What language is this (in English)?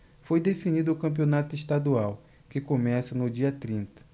Portuguese